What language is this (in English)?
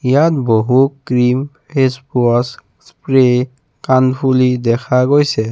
Assamese